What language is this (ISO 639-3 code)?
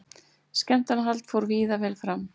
isl